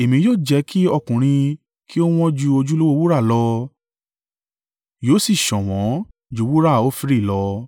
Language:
Yoruba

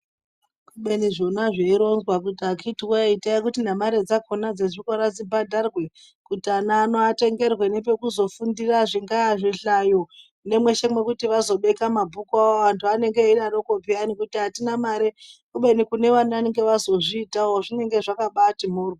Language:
Ndau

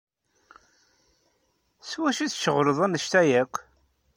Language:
Kabyle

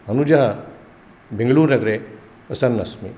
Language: Sanskrit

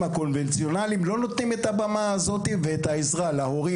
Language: Hebrew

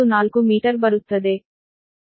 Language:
Kannada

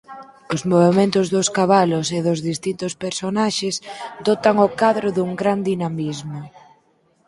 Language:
Galician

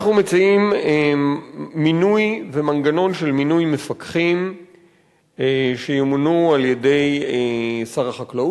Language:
Hebrew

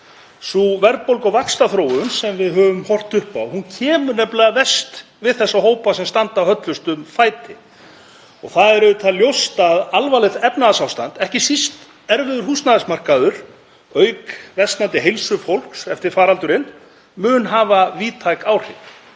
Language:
Icelandic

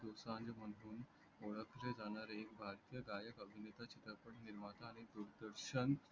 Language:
Marathi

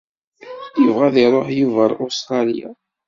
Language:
Kabyle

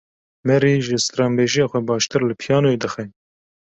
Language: Kurdish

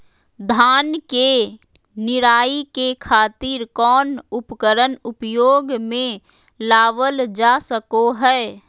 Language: Magahi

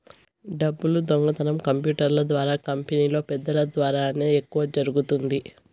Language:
Telugu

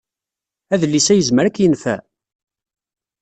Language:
Kabyle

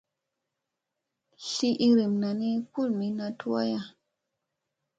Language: Musey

